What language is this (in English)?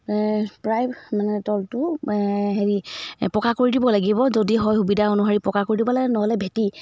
Assamese